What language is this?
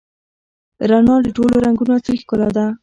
Pashto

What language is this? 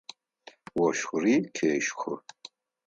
Adyghe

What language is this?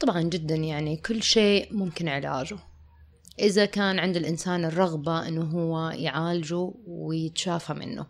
Arabic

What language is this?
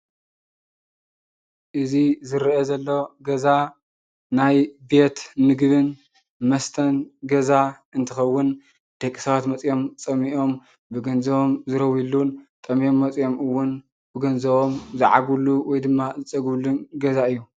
Tigrinya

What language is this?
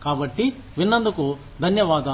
Telugu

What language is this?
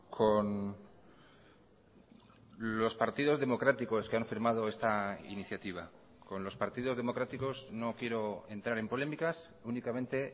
Spanish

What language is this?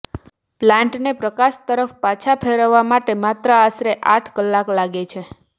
Gujarati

